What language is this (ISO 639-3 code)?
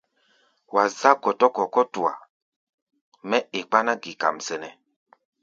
gba